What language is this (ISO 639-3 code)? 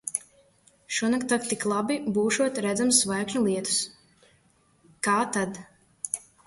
lav